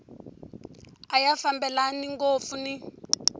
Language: Tsonga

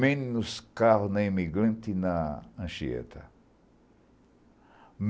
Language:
Portuguese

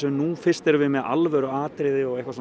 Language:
Icelandic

